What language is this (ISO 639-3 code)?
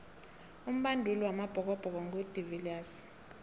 nbl